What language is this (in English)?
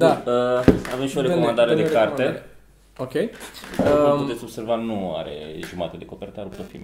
Romanian